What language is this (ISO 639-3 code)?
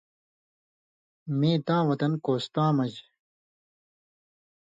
mvy